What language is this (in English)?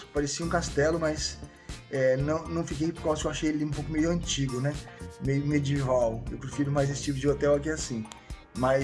Portuguese